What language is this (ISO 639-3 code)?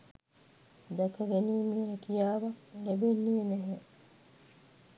sin